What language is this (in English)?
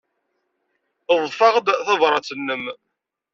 Kabyle